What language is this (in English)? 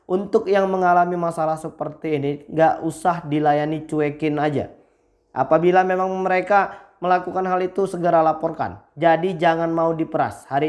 Indonesian